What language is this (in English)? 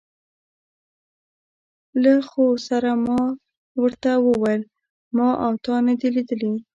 Pashto